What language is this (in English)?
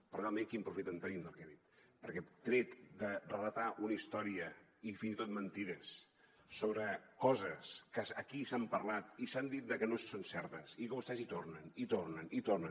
Catalan